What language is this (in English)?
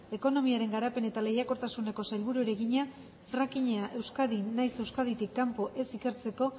Basque